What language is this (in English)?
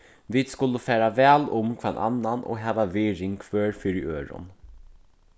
Faroese